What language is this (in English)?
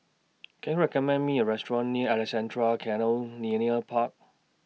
English